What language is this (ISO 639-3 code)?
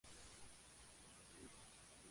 spa